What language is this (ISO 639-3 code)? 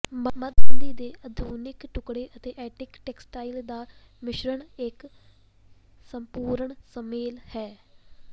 pan